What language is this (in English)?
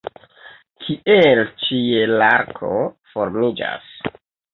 Esperanto